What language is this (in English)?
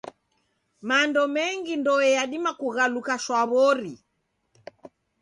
Taita